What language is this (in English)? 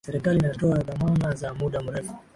Swahili